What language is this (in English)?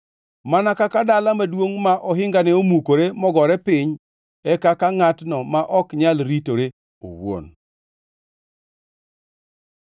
Luo (Kenya and Tanzania)